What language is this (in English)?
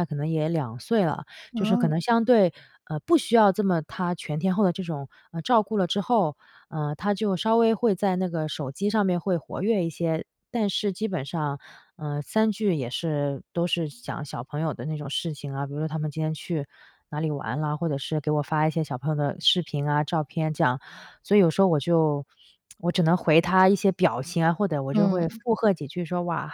Chinese